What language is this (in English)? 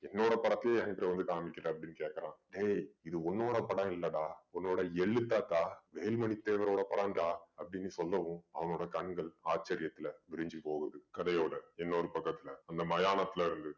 Tamil